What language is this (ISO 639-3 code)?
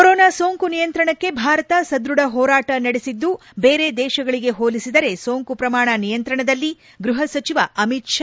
kan